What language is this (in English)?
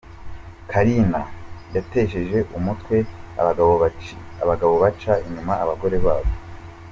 Kinyarwanda